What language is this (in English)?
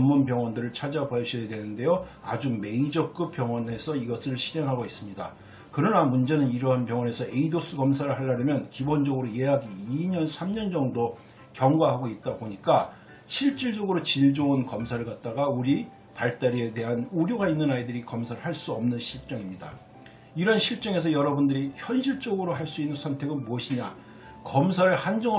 Korean